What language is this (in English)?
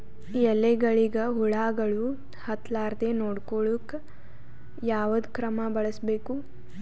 Kannada